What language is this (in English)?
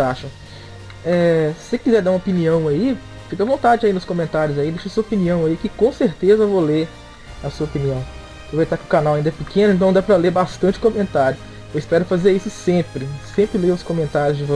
Portuguese